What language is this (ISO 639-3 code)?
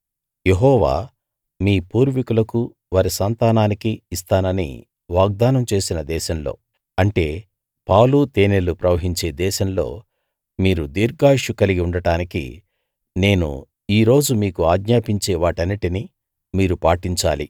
tel